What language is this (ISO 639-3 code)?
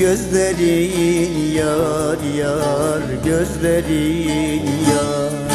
tur